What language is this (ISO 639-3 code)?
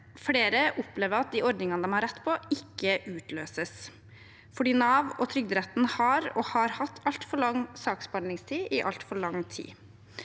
nor